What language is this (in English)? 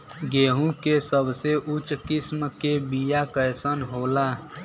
Bhojpuri